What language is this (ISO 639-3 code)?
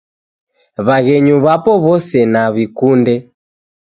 dav